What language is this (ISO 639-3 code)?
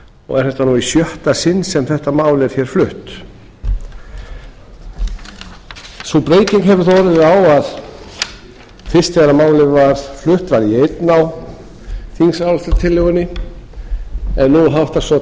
isl